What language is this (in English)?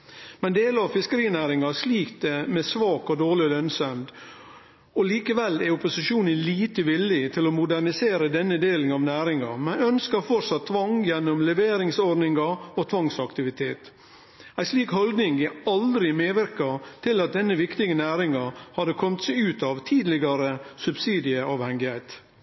Norwegian Nynorsk